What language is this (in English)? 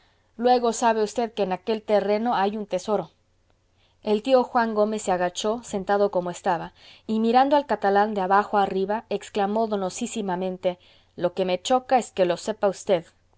Spanish